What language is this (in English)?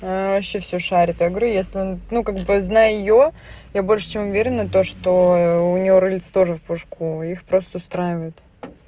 Russian